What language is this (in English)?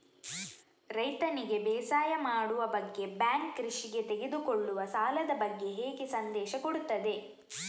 Kannada